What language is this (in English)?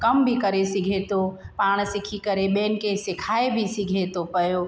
Sindhi